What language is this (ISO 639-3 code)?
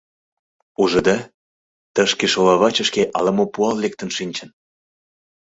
chm